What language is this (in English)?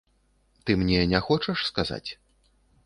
Belarusian